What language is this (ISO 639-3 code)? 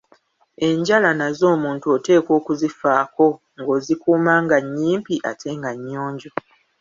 lug